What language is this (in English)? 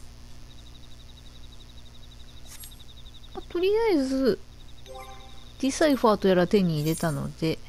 Japanese